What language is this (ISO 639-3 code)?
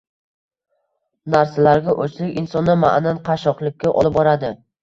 uzb